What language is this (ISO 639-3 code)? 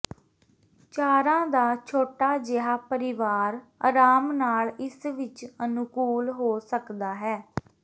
pan